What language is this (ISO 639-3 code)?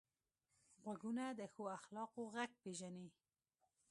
pus